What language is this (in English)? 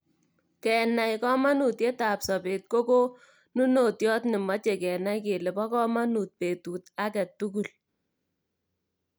Kalenjin